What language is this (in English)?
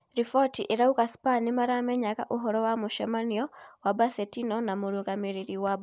Kikuyu